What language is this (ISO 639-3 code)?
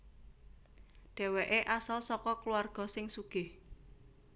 jav